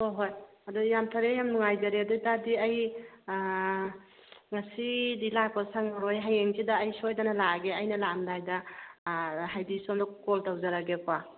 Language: Manipuri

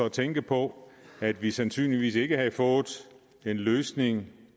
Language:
Danish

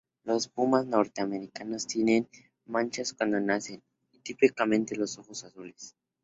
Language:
Spanish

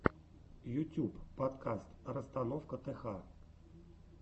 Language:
Russian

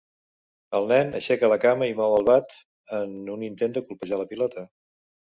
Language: Catalan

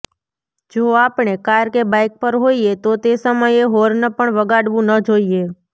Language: Gujarati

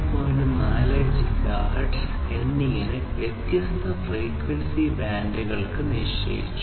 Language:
Malayalam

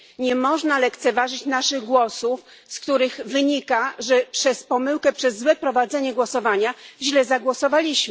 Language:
Polish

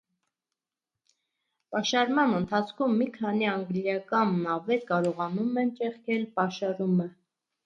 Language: Armenian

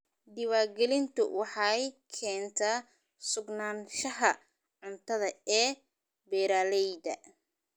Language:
Somali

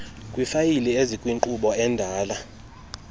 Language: Xhosa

